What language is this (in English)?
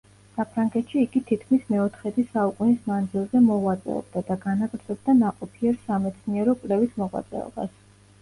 Georgian